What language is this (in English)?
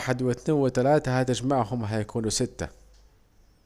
Saidi Arabic